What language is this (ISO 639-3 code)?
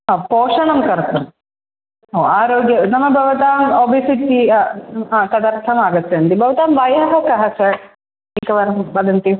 san